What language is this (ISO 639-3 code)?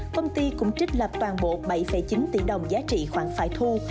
vie